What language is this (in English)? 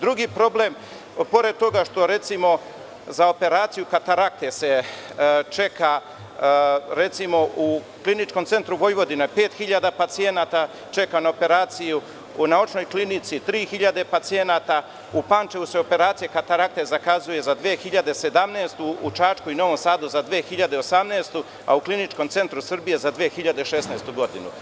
Serbian